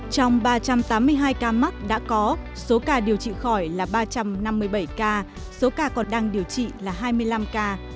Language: Vietnamese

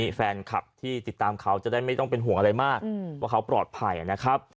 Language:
Thai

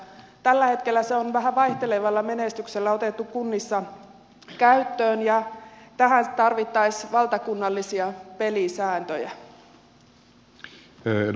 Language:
Finnish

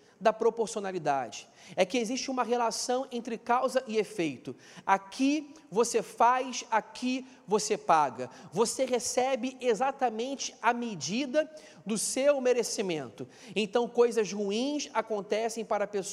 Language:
Portuguese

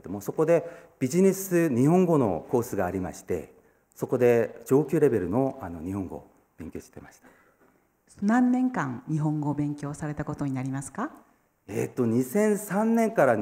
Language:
Japanese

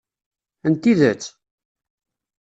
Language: Kabyle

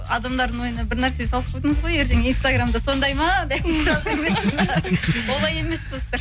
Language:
Kazakh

